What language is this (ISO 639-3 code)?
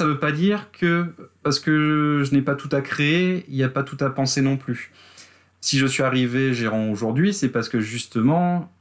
fra